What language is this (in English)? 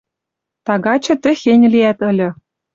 Western Mari